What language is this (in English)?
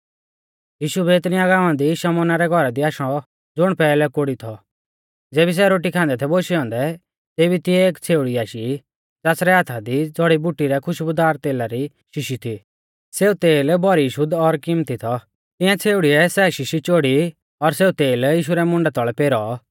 Mahasu Pahari